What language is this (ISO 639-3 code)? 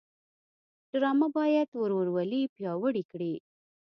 pus